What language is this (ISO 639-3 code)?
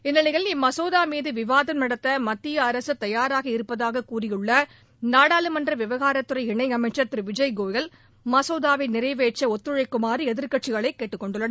tam